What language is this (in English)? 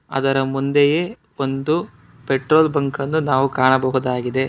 Kannada